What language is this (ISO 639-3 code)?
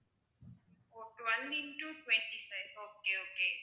tam